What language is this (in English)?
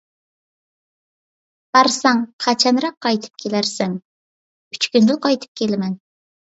Uyghur